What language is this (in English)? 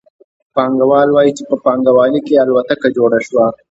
Pashto